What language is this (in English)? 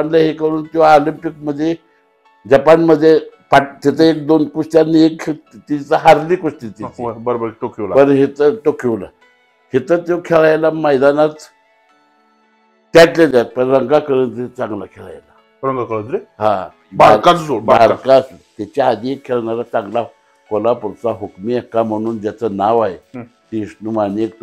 Marathi